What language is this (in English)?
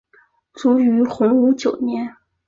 Chinese